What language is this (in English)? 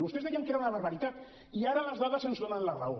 Catalan